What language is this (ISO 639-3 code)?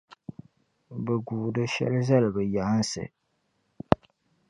dag